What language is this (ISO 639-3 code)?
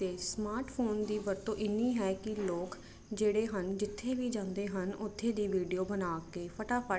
pan